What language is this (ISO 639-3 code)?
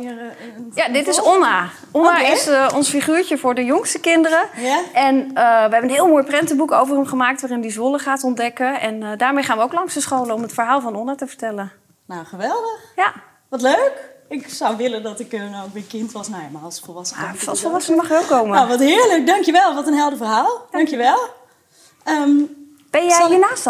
nld